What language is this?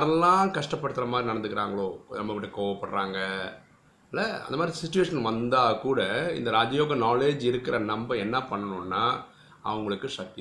Tamil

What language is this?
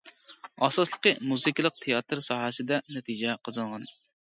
Uyghur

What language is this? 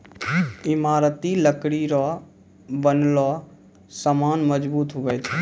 Maithili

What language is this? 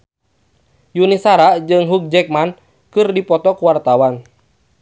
Sundanese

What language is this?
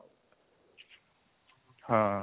Odia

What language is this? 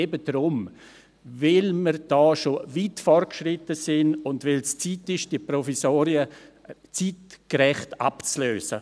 Swiss German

